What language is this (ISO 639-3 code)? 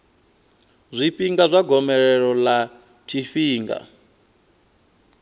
ven